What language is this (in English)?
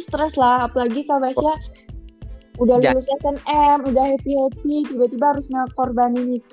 Indonesian